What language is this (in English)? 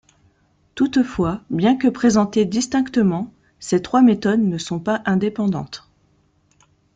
French